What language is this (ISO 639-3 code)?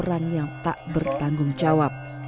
ind